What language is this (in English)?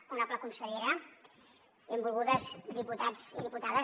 Catalan